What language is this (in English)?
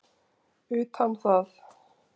Icelandic